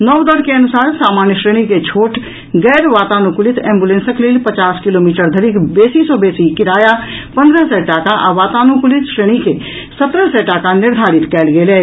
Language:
Maithili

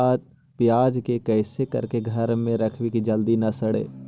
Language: Magahi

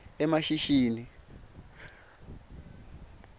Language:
Swati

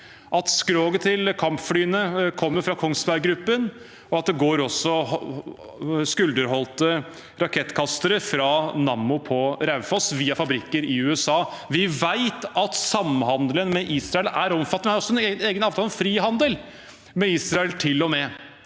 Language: Norwegian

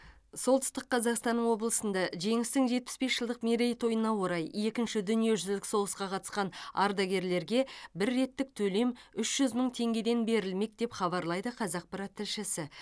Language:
Kazakh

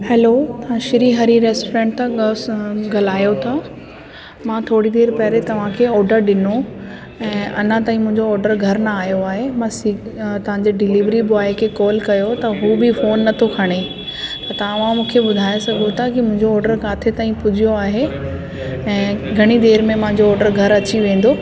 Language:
Sindhi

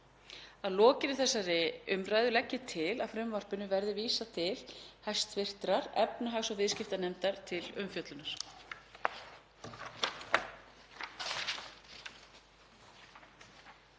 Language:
Icelandic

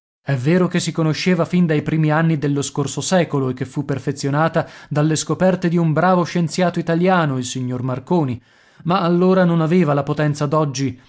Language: Italian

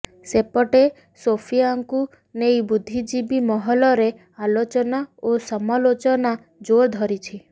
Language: Odia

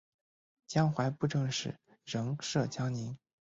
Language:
Chinese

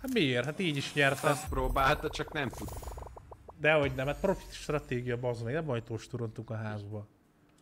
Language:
Hungarian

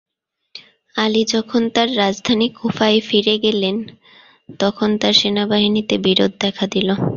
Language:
Bangla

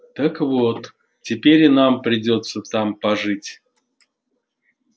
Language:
Russian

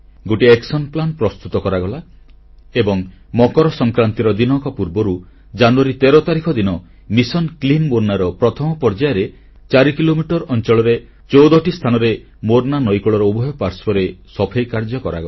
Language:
Odia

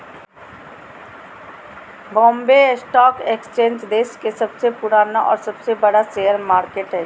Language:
Magahi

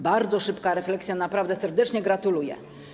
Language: Polish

